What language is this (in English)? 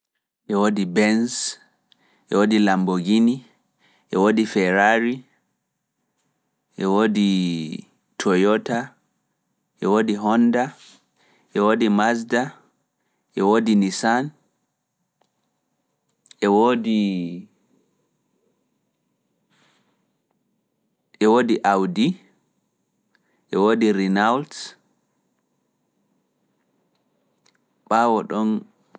Fula